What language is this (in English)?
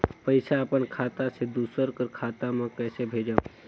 Chhattisgarhi